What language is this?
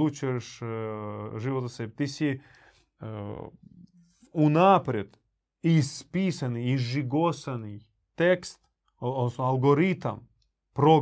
Croatian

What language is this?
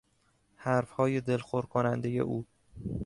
Persian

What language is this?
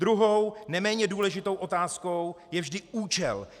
Czech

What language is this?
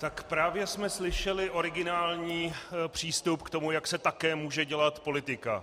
Czech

